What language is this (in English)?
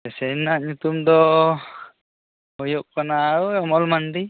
Santali